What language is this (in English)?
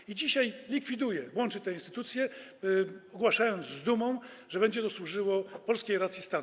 Polish